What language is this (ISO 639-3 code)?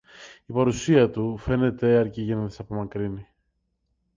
ell